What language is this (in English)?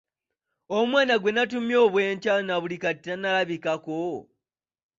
Ganda